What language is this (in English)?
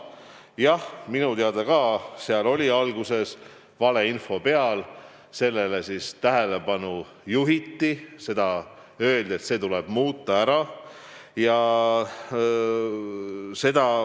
Estonian